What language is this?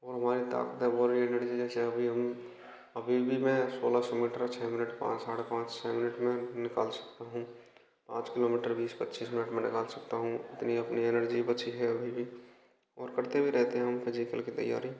Hindi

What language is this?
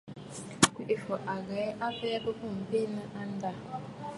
Bafut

